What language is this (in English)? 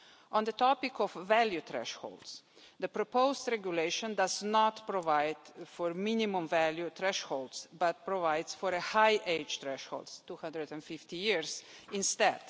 English